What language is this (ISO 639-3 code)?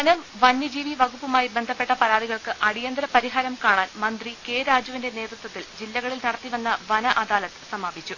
mal